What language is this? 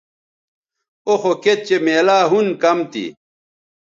Bateri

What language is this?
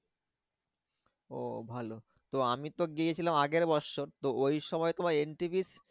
Bangla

